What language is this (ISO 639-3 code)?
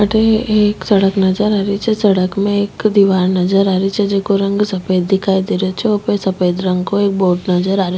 raj